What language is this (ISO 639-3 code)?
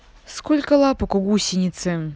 rus